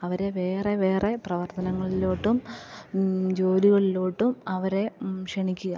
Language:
Malayalam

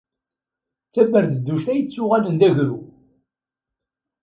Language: Kabyle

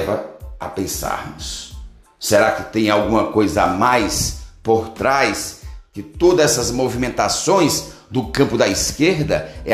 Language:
Portuguese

